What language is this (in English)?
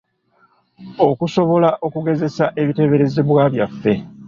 Ganda